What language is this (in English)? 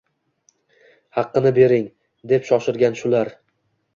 Uzbek